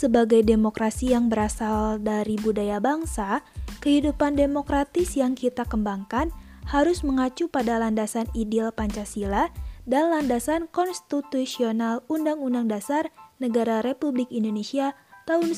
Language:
Indonesian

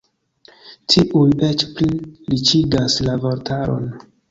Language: Esperanto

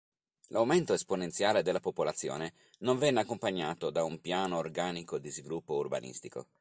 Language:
Italian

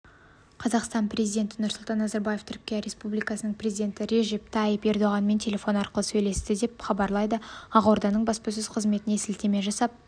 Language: Kazakh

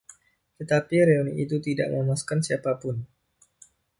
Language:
Indonesian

